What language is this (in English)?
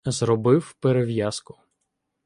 Ukrainian